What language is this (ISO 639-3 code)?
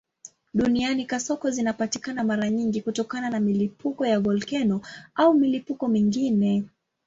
swa